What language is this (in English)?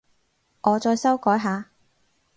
Cantonese